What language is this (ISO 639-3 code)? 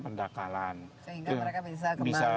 ind